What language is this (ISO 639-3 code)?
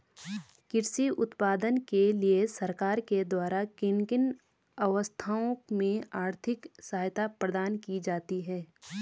hin